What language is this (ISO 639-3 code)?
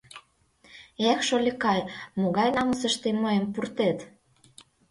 chm